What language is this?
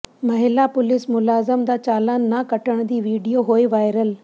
Punjabi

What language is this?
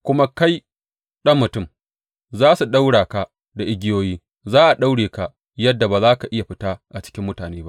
Hausa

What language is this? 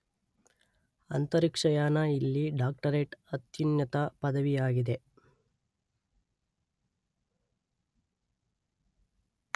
Kannada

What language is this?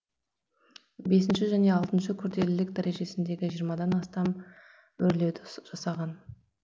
Kazakh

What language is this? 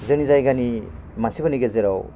Bodo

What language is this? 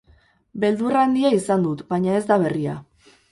Basque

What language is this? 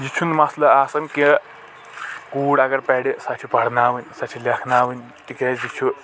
Kashmiri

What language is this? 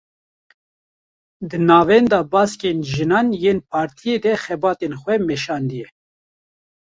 Kurdish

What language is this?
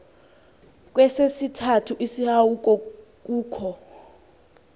Xhosa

